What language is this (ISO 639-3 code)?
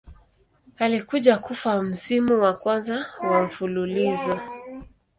swa